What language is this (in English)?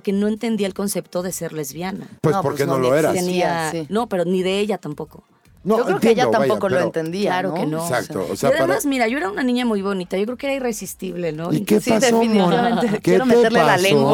Spanish